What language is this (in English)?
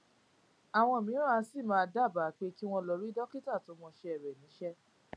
Yoruba